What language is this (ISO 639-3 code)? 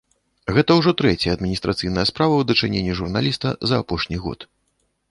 bel